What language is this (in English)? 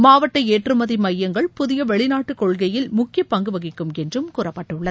Tamil